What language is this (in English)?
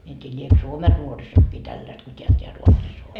Finnish